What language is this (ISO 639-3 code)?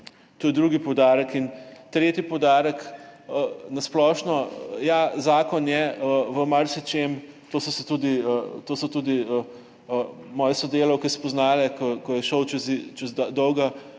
slv